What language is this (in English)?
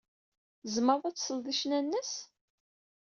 Kabyle